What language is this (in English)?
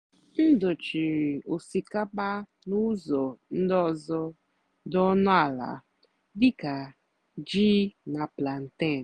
Igbo